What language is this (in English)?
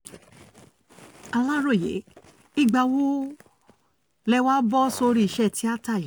Yoruba